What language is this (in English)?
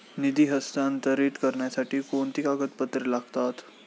Marathi